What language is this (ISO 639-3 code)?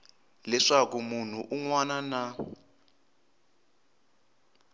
tso